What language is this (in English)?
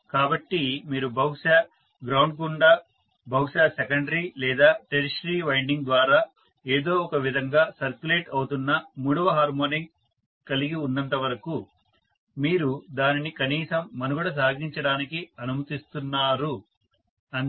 Telugu